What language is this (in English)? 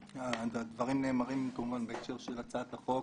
Hebrew